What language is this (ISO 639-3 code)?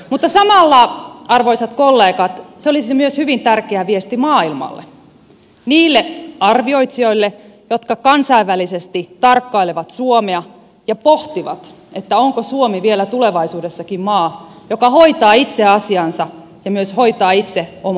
fin